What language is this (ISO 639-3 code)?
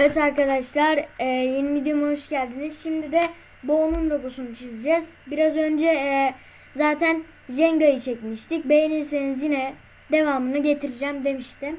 tur